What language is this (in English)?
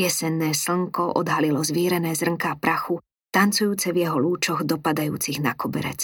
Slovak